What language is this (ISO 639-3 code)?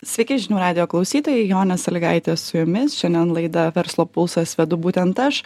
lit